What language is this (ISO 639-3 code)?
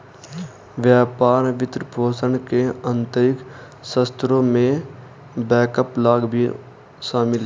hin